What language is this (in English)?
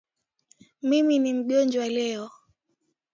Swahili